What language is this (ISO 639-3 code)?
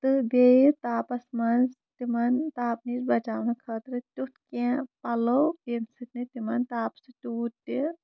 kas